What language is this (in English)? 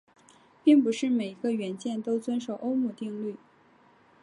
Chinese